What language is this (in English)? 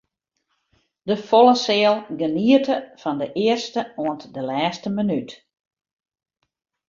Western Frisian